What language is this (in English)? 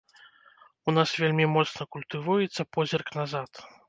Belarusian